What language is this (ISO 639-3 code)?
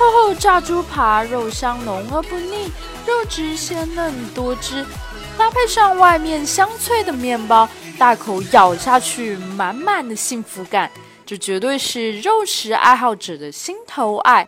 zho